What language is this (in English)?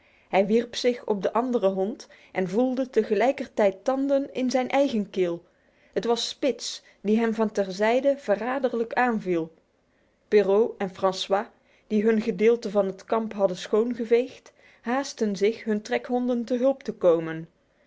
Dutch